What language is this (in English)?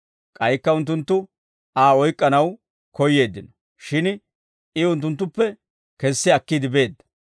Dawro